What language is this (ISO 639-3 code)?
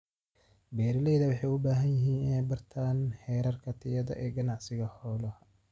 som